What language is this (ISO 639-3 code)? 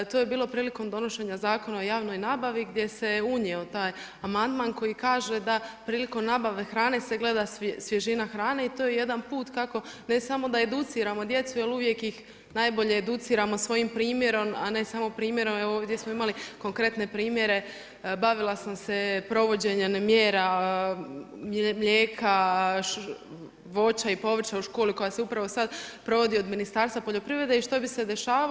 hrv